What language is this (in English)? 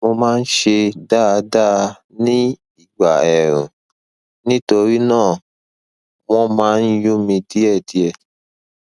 Yoruba